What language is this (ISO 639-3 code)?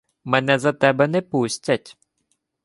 ukr